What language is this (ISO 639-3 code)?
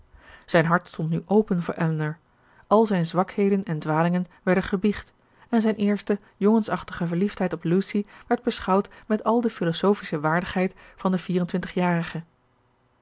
nld